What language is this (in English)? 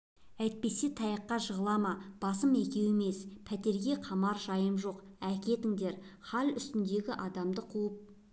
Kazakh